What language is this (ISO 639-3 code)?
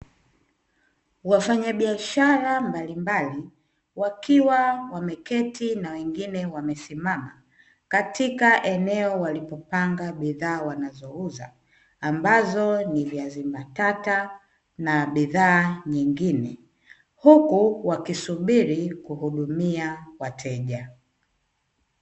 swa